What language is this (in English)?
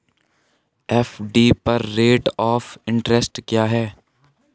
Hindi